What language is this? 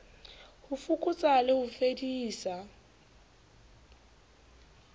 Southern Sotho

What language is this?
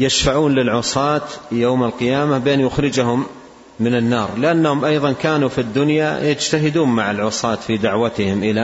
Arabic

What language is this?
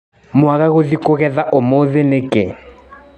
Kikuyu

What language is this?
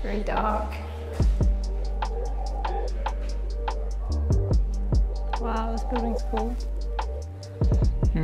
English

